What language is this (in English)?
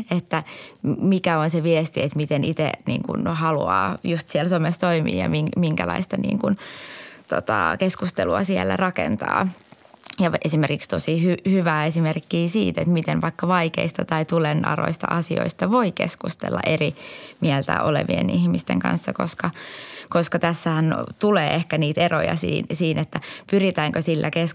Finnish